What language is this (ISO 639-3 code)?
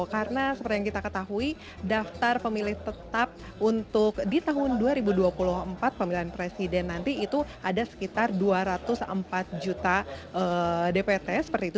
ind